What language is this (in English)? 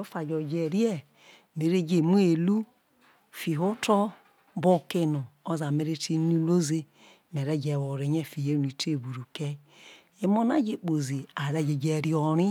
Isoko